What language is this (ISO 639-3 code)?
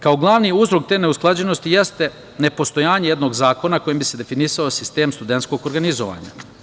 srp